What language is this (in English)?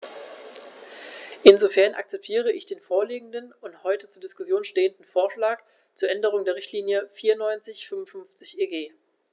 German